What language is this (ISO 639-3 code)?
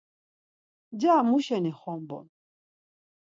lzz